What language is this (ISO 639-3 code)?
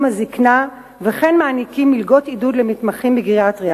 heb